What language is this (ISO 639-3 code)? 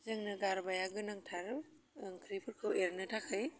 brx